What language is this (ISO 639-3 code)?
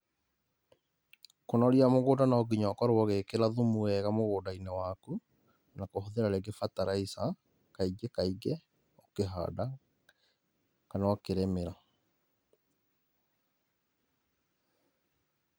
kik